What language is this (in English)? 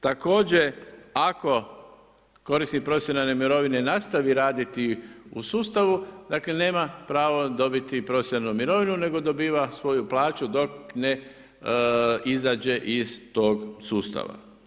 Croatian